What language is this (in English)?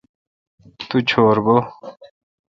Kalkoti